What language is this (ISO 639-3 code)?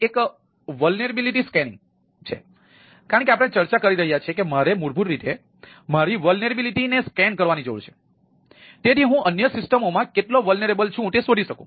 guj